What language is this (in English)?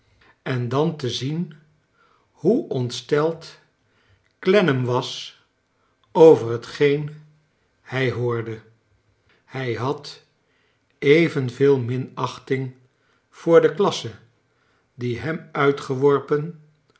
Dutch